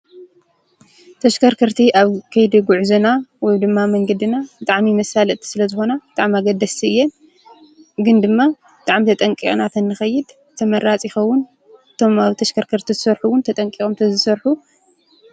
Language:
Tigrinya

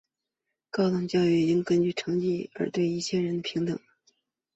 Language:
Chinese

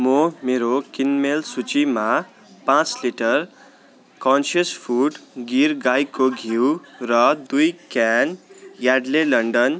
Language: Nepali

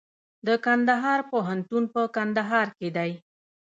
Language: Pashto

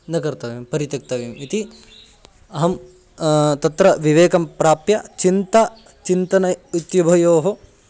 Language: Sanskrit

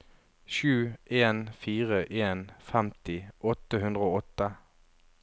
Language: Norwegian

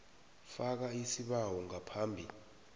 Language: South Ndebele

